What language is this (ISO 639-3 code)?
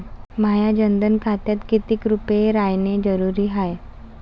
mar